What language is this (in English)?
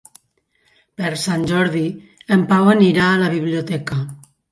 Catalan